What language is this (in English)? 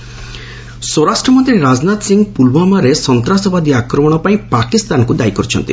Odia